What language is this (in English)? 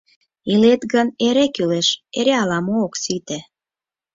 Mari